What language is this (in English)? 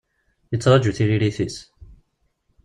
Kabyle